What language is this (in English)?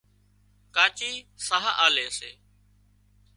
Wadiyara Koli